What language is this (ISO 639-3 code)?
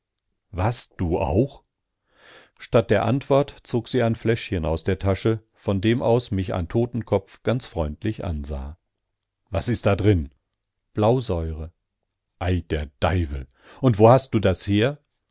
deu